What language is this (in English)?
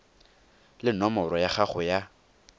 Tswana